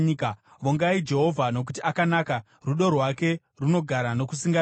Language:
Shona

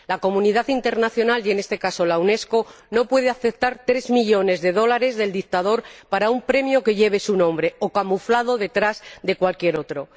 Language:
Spanish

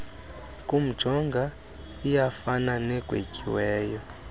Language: Xhosa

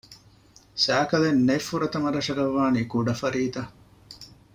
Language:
Divehi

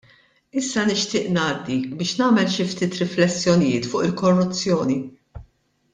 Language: Maltese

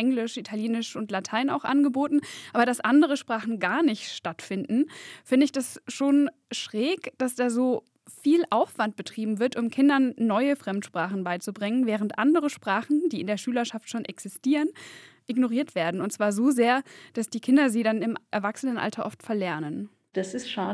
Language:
German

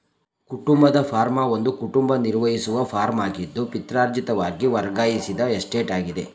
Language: Kannada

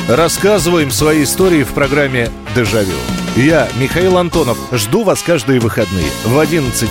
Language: Russian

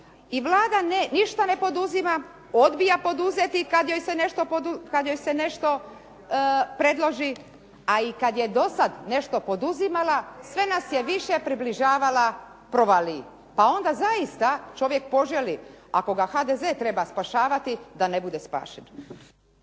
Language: Croatian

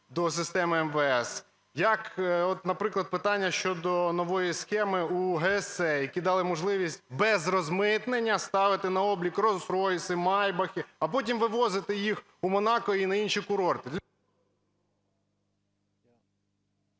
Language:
Ukrainian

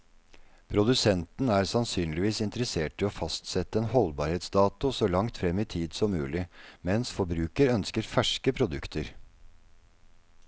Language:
Norwegian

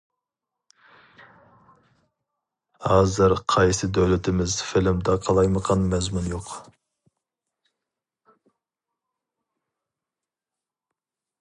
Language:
Uyghur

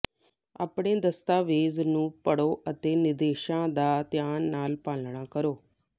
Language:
Punjabi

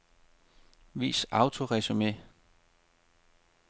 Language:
Danish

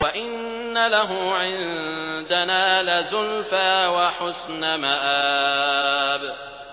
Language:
Arabic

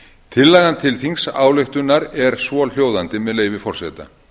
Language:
Icelandic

